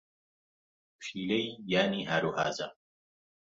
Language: Central Kurdish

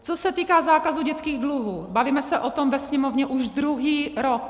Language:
Czech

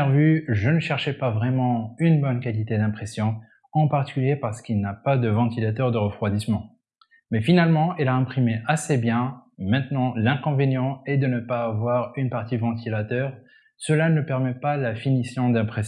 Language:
French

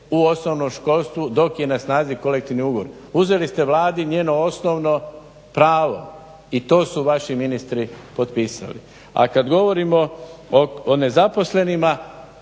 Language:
Croatian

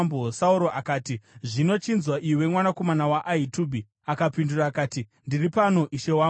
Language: Shona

